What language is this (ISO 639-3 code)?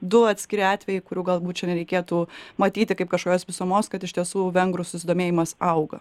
lit